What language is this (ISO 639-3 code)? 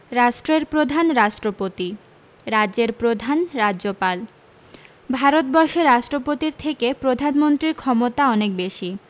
ben